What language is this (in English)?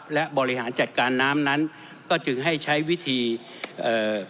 Thai